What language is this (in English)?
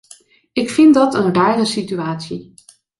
Dutch